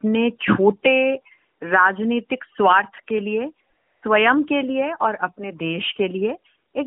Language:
Hindi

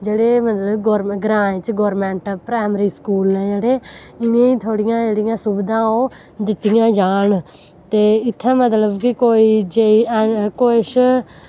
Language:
Dogri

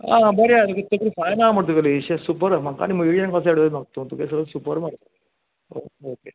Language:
Konkani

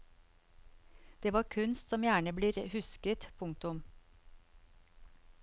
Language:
Norwegian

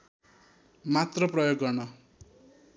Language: Nepali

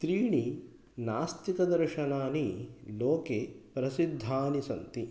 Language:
Sanskrit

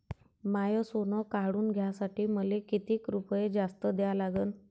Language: Marathi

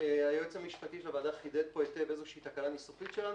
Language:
Hebrew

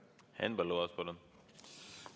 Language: Estonian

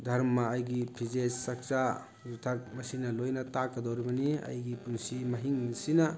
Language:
Manipuri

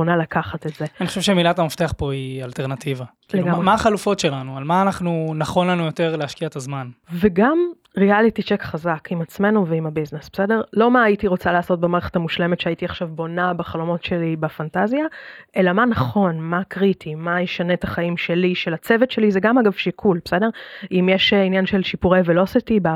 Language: Hebrew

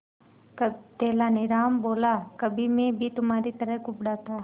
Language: Hindi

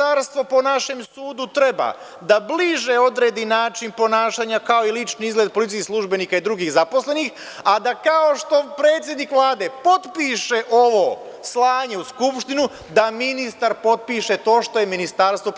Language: Serbian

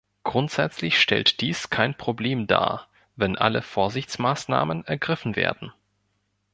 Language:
German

